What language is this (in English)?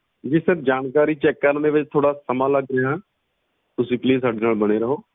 Punjabi